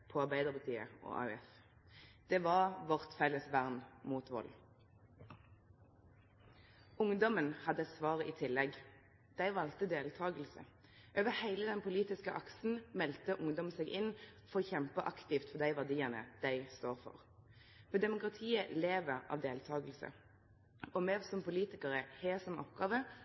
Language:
Norwegian Nynorsk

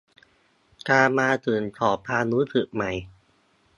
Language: Thai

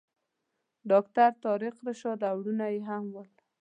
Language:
Pashto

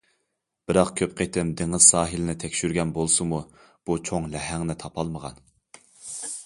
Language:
Uyghur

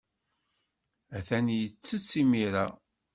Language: Kabyle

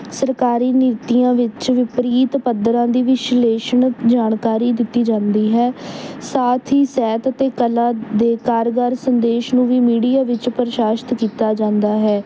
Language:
Punjabi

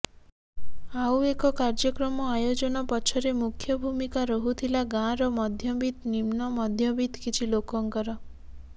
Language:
Odia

